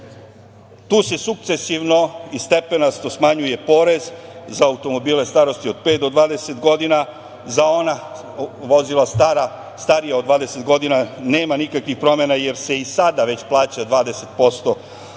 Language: Serbian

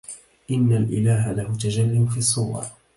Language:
Arabic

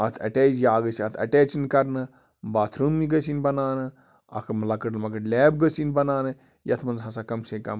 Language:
Kashmiri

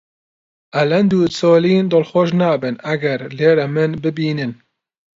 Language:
Central Kurdish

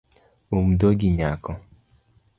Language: Luo (Kenya and Tanzania)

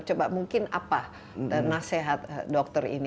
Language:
Indonesian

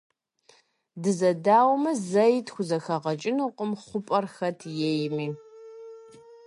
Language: Kabardian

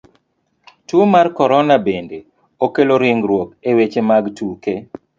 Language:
Luo (Kenya and Tanzania)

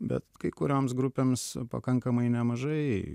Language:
Lithuanian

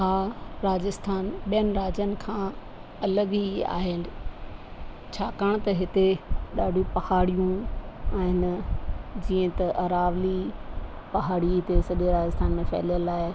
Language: Sindhi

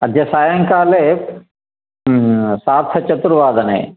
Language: Sanskrit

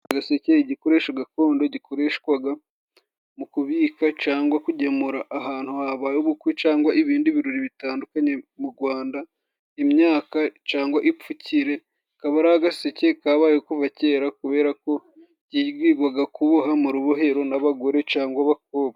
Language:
Kinyarwanda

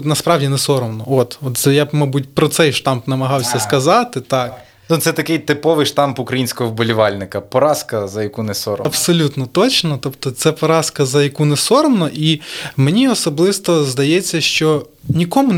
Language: Ukrainian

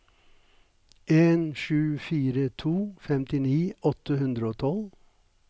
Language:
Norwegian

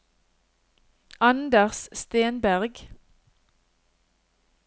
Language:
Norwegian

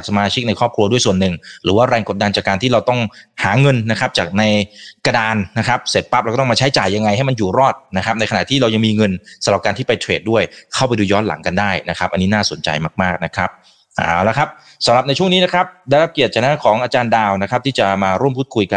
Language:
Thai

